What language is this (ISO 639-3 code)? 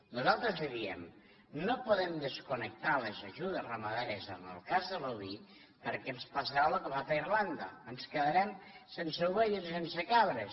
cat